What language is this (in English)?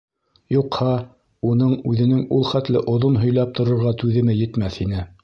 Bashkir